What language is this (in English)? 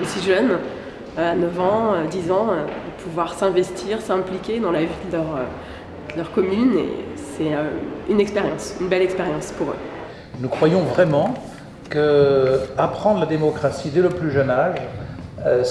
French